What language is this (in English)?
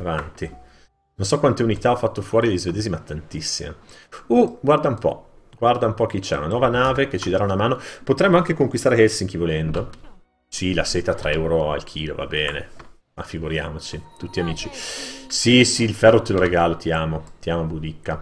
Italian